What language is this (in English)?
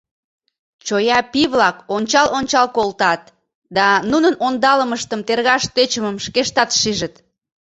Mari